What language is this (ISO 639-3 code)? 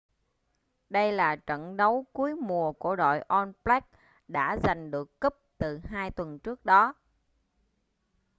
vie